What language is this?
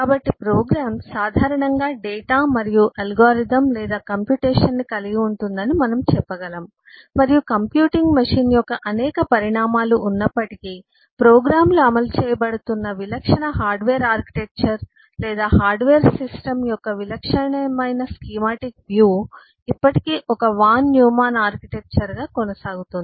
Telugu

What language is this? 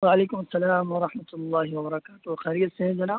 Urdu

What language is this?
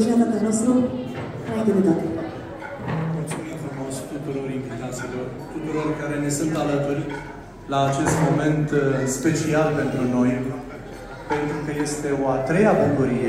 Romanian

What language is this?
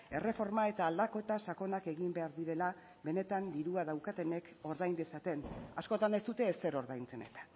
Basque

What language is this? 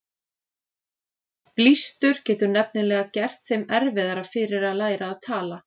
Icelandic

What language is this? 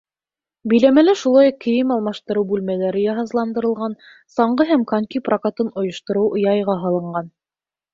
Bashkir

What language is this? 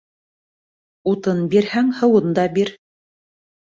Bashkir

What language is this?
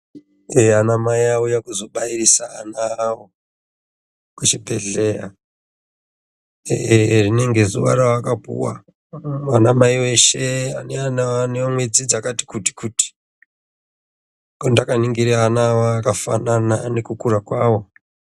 Ndau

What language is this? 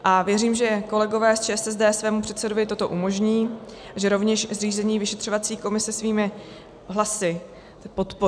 Czech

